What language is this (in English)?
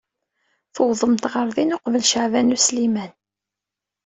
Kabyle